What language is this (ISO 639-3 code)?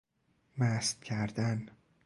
fas